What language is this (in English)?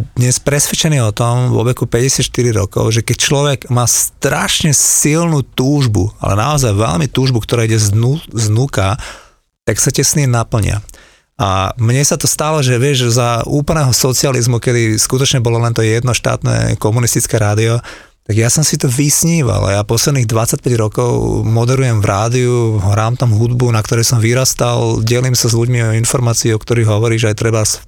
Slovak